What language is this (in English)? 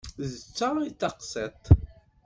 Kabyle